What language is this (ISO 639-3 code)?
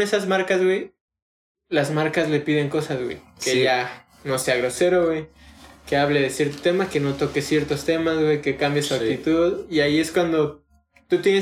spa